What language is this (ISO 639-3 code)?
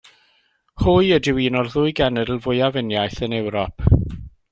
cym